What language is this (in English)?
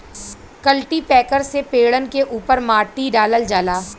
Bhojpuri